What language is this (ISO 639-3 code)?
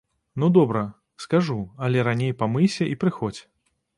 bel